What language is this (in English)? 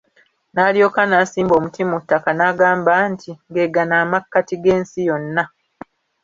Ganda